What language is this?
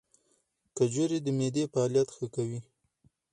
Pashto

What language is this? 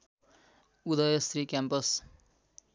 Nepali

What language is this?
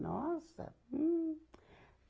Portuguese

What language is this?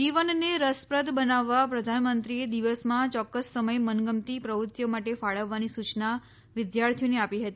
Gujarati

